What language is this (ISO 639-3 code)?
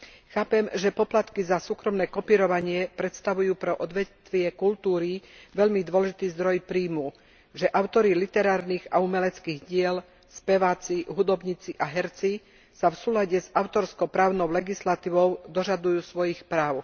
slk